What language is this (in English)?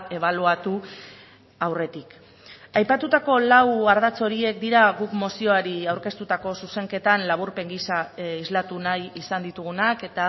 Basque